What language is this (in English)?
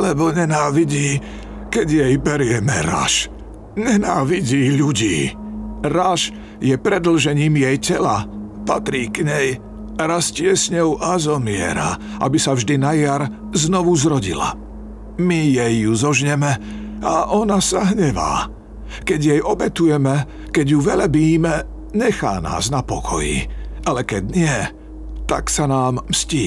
Slovak